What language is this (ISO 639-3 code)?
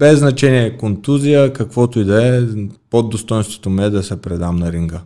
bul